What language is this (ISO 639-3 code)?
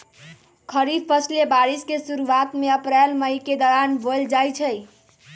mag